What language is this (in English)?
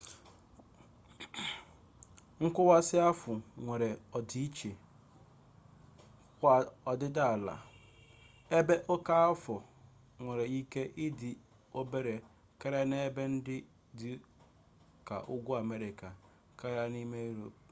Igbo